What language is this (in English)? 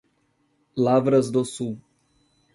Portuguese